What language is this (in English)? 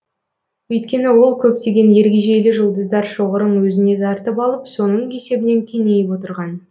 Kazakh